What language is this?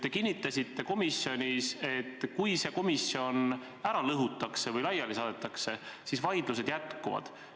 Estonian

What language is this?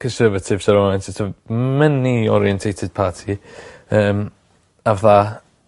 Welsh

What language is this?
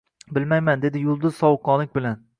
Uzbek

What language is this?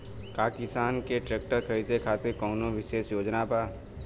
Bhojpuri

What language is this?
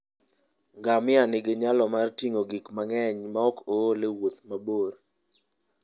Luo (Kenya and Tanzania)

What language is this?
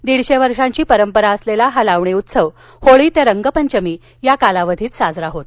Marathi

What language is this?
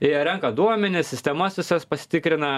Lithuanian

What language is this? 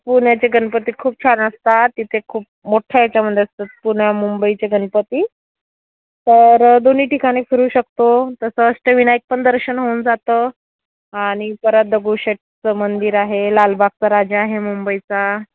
Marathi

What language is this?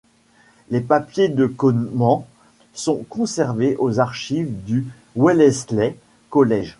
French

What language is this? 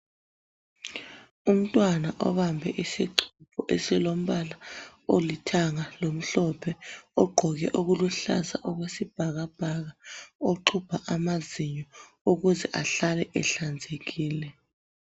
North Ndebele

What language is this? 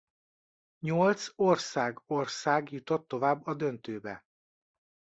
Hungarian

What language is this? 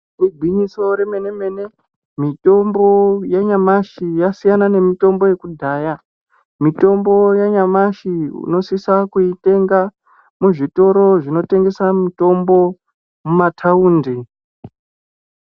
Ndau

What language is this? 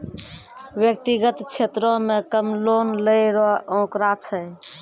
Maithili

